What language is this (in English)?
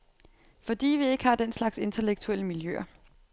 Danish